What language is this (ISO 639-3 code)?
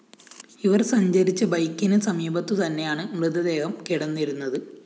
mal